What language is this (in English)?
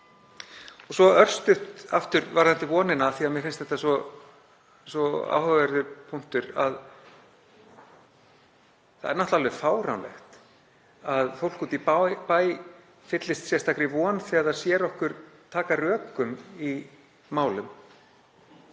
Icelandic